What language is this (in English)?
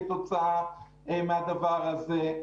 Hebrew